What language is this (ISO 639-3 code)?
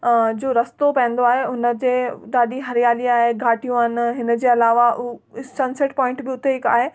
snd